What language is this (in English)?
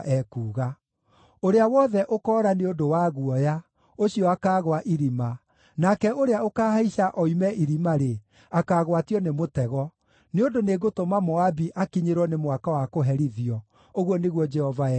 Kikuyu